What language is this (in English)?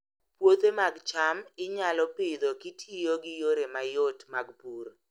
Luo (Kenya and Tanzania)